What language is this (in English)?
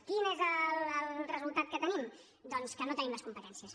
Catalan